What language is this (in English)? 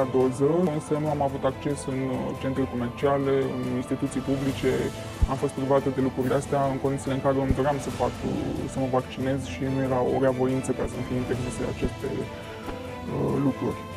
Romanian